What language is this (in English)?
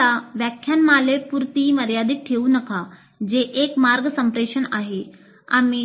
Marathi